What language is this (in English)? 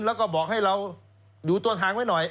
Thai